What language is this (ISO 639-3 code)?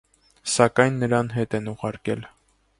hye